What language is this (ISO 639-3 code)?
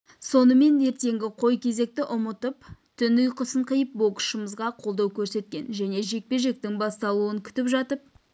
kaz